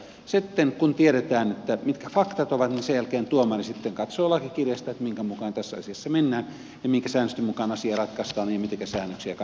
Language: Finnish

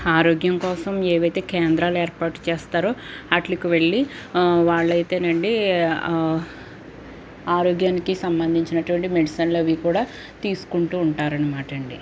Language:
Telugu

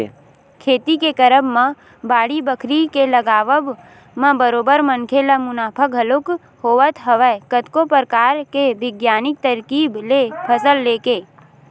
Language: Chhattisgarhi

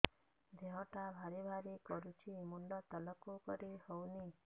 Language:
Odia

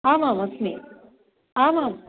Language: Sanskrit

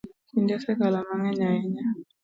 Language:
Luo (Kenya and Tanzania)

